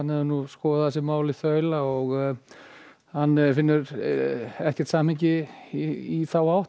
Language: Icelandic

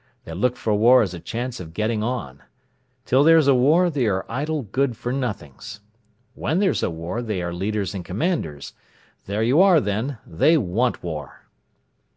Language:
English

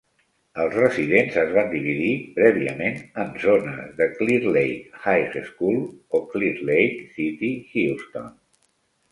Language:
Catalan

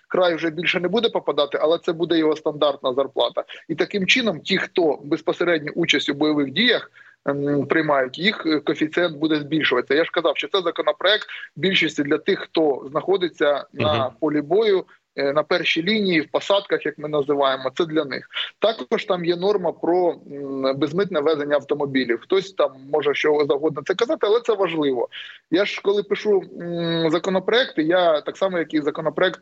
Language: Ukrainian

